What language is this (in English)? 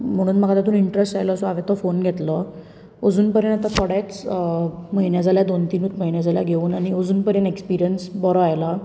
Konkani